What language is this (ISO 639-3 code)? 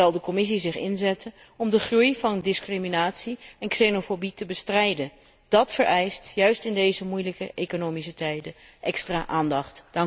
nld